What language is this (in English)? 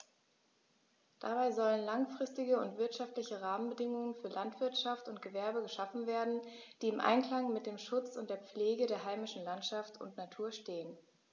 German